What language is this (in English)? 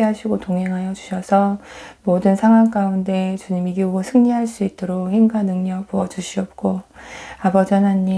Korean